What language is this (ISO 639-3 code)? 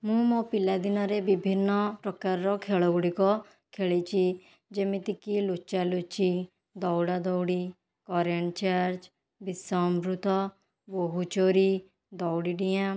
ori